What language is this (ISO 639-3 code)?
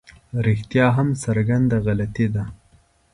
pus